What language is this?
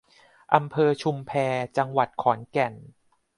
Thai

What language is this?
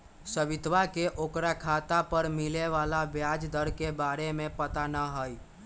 Magahi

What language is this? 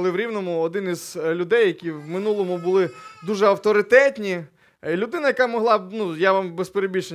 Ukrainian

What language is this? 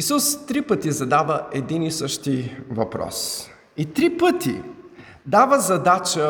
Bulgarian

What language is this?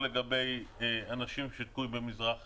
Hebrew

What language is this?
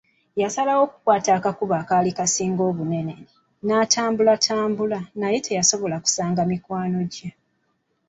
Ganda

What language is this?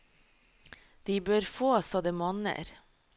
Norwegian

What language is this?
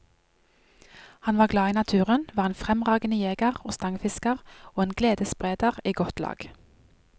Norwegian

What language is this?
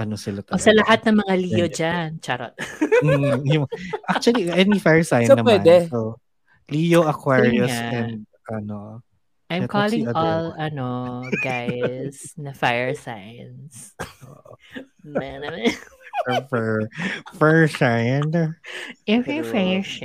Filipino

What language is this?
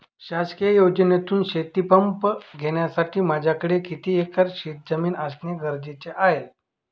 Marathi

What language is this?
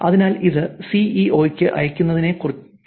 Malayalam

